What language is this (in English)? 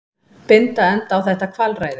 Icelandic